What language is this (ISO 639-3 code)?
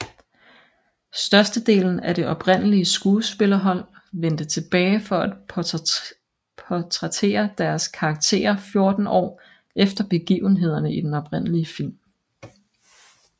dan